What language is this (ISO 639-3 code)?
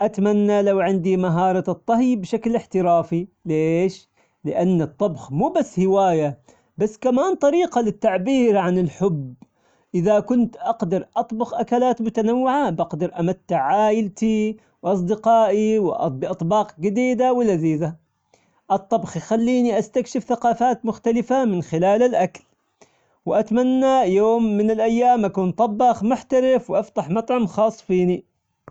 acx